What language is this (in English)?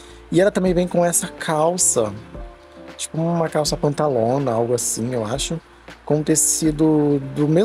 Portuguese